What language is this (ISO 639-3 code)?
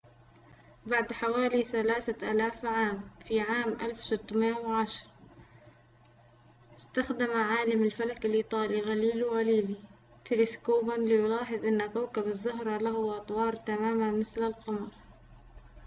ara